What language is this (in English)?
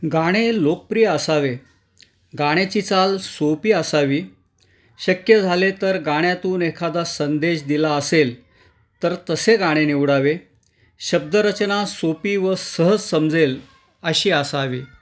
Marathi